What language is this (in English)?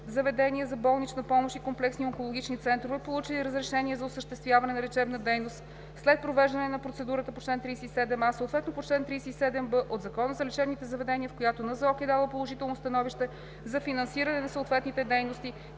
Bulgarian